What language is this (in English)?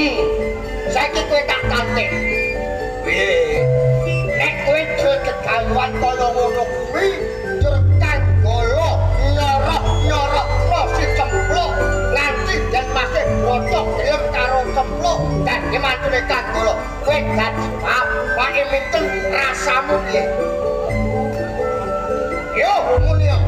Indonesian